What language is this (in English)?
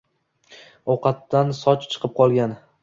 Uzbek